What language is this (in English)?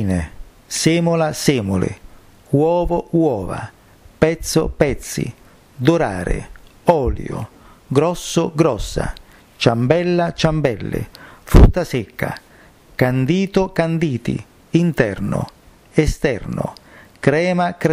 Italian